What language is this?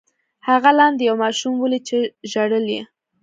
Pashto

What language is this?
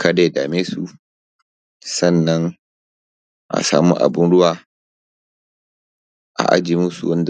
Hausa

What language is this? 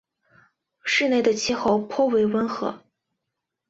Chinese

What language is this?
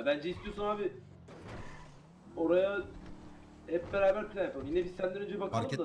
Turkish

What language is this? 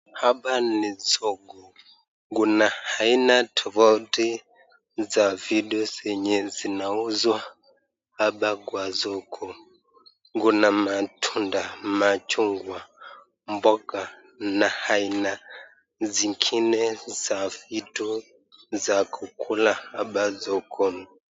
Swahili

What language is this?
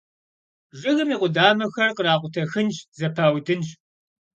Kabardian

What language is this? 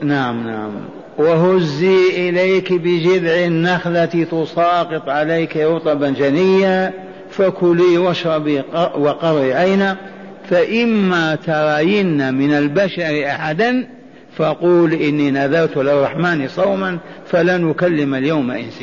Arabic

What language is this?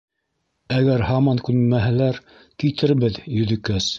Bashkir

